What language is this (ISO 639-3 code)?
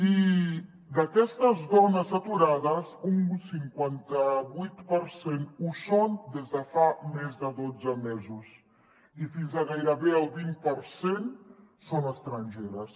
cat